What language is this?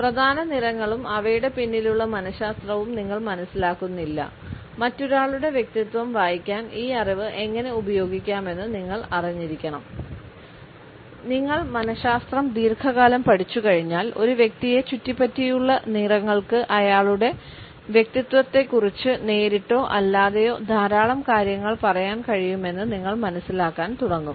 Malayalam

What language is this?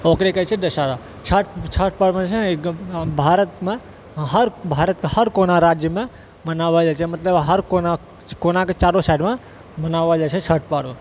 Maithili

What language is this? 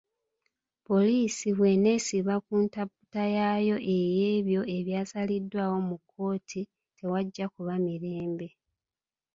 Ganda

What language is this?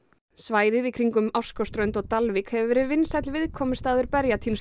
Icelandic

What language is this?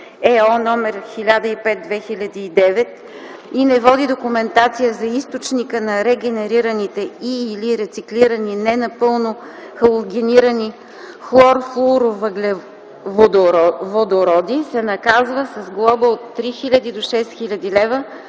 Bulgarian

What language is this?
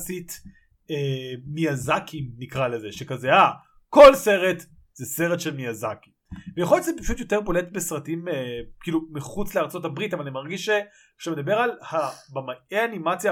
Hebrew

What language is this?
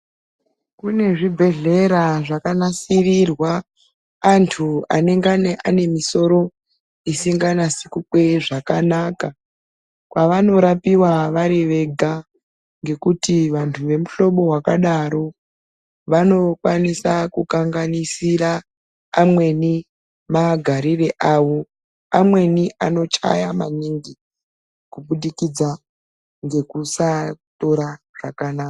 Ndau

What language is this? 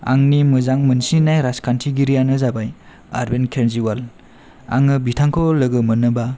Bodo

